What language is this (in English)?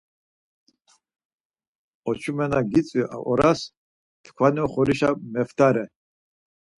Laz